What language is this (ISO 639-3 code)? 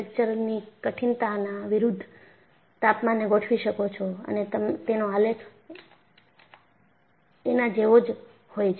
guj